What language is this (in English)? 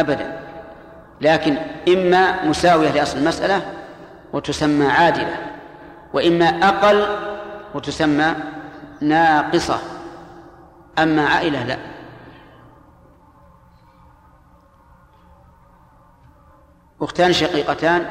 Arabic